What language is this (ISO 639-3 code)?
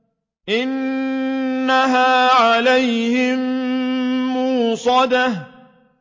ara